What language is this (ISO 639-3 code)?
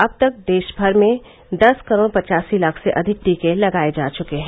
hin